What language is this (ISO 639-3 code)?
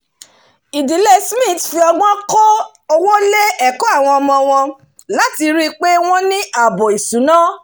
yor